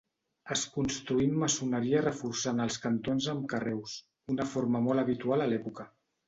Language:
Catalan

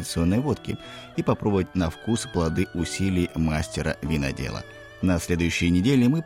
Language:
Russian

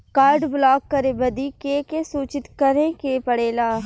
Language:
Bhojpuri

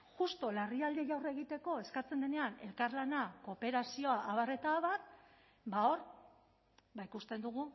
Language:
Basque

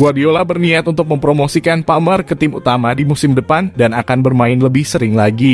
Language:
Indonesian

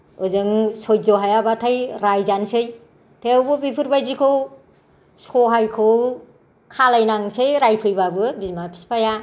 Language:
Bodo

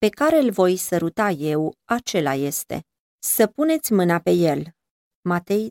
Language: Romanian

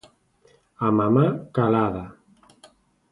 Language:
Galician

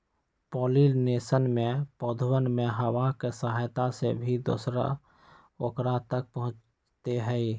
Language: Magahi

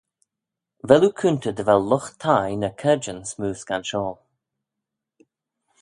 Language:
Manx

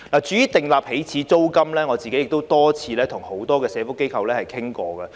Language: Cantonese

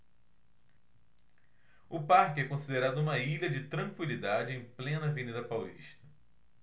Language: Portuguese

